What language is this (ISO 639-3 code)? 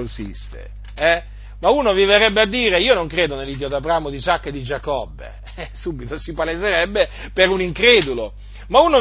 ita